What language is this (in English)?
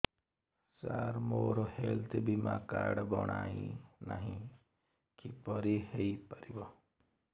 Odia